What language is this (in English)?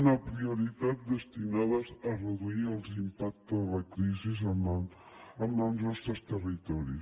Catalan